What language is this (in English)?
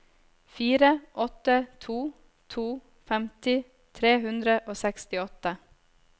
Norwegian